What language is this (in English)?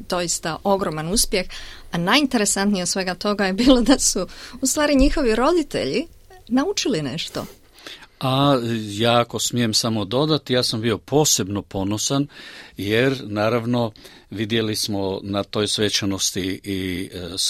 Croatian